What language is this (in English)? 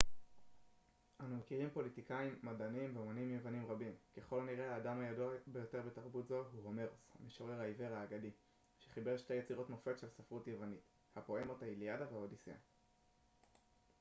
Hebrew